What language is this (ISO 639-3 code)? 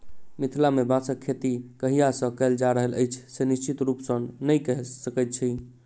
mai